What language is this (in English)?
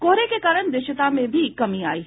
Hindi